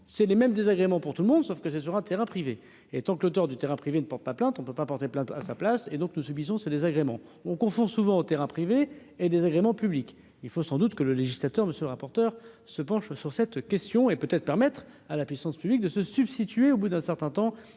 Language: French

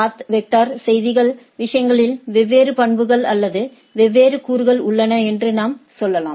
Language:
Tamil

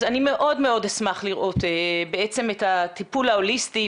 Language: Hebrew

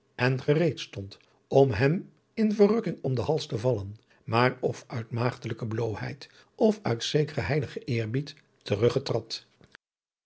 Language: Dutch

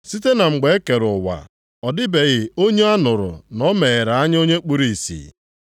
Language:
Igbo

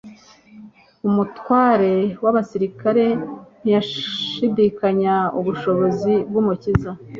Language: Kinyarwanda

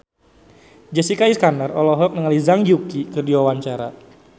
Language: Sundanese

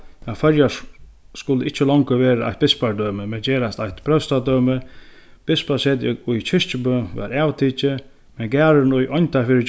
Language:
Faroese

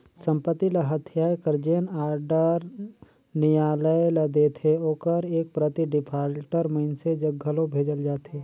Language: Chhattisgarhi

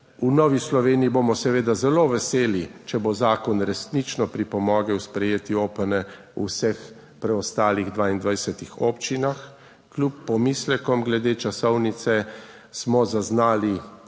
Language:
Slovenian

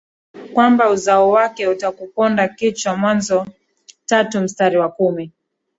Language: Swahili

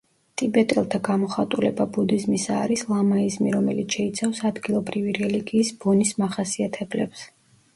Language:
Georgian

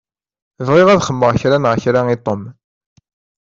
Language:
Kabyle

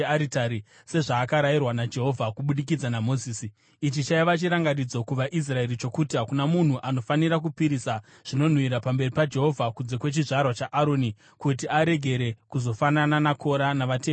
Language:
Shona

